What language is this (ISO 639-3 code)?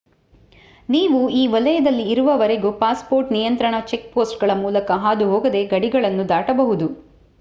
kan